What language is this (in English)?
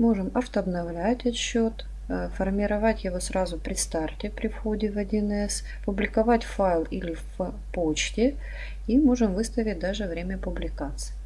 Russian